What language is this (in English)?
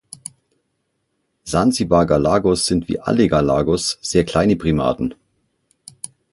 German